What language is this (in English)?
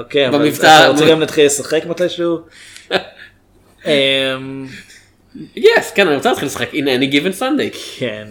Hebrew